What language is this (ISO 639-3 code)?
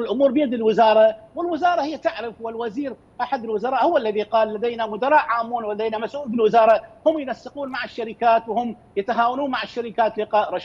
ara